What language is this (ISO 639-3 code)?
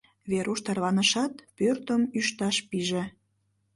chm